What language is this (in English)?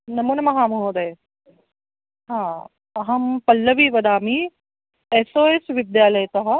Sanskrit